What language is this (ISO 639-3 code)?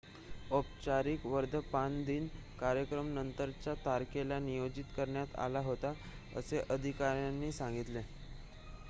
mar